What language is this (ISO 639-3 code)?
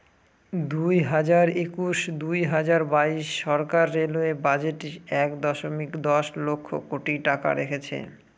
ben